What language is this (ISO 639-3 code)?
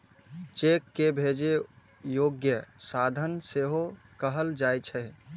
mai